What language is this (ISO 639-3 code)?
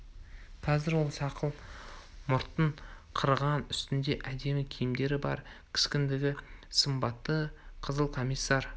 kaz